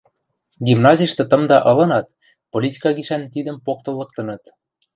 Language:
Western Mari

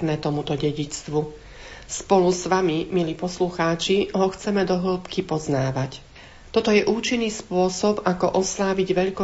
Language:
Slovak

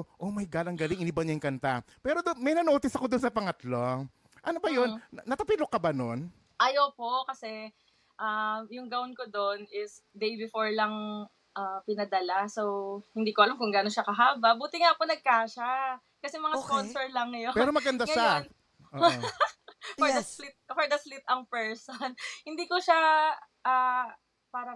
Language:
Filipino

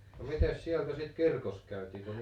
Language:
Finnish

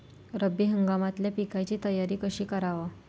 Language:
Marathi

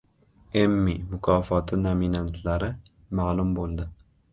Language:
Uzbek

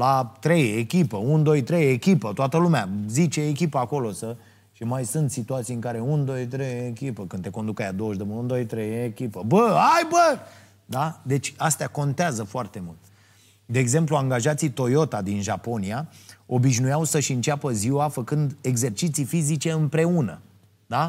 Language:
Romanian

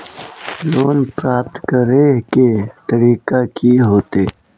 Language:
Magahi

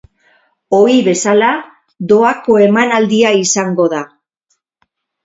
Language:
Basque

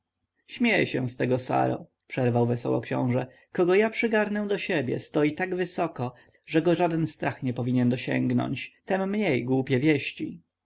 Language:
Polish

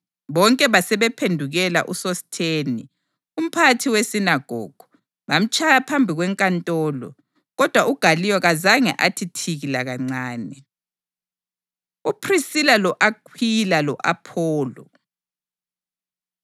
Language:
North Ndebele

